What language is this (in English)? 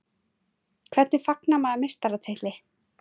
Icelandic